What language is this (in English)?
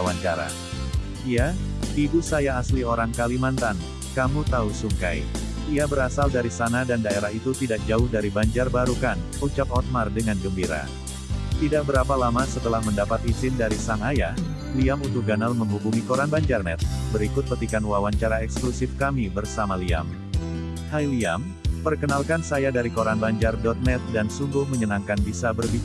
Indonesian